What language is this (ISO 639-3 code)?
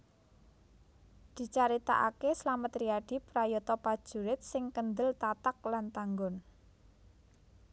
jav